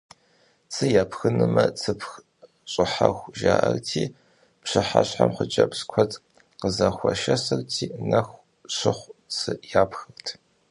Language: Kabardian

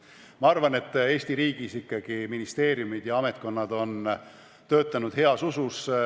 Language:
Estonian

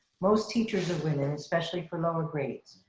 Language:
English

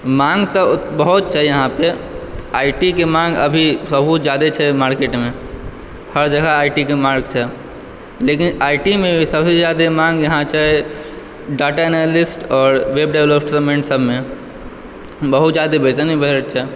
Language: Maithili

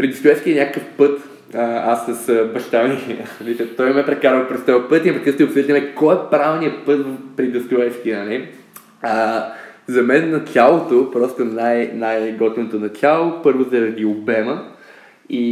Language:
Bulgarian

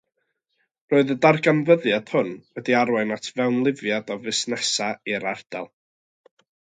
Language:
Welsh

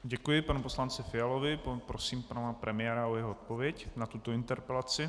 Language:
Czech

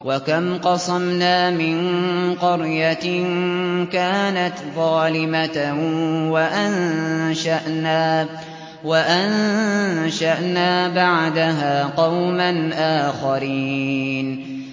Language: Arabic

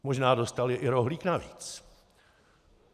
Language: Czech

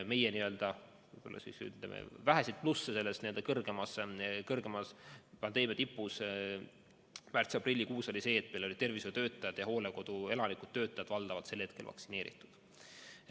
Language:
Estonian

